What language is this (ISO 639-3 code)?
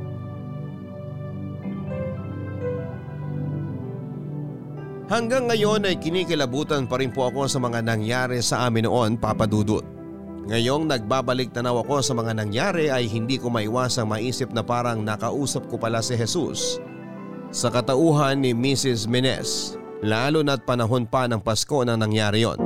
fil